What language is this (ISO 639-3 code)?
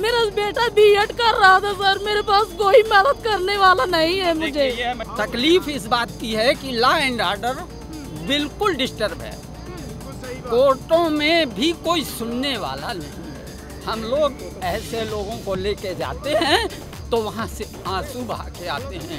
hin